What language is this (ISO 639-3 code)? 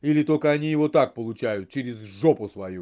rus